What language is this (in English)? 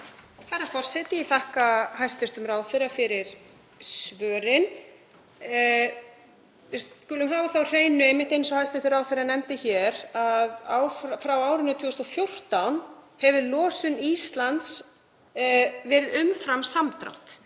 Icelandic